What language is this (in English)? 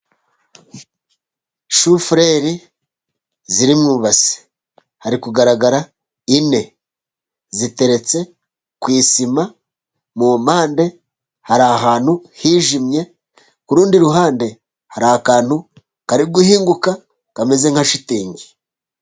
Kinyarwanda